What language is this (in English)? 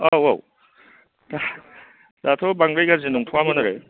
Bodo